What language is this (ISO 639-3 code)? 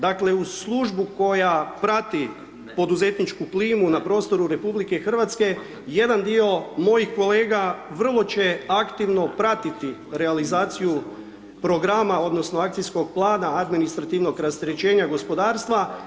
hrv